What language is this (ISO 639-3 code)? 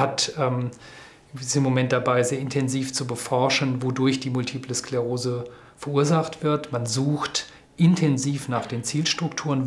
deu